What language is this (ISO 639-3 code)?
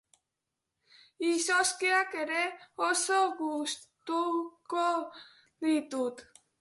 eus